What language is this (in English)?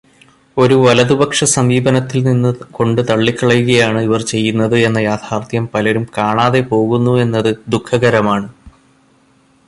Malayalam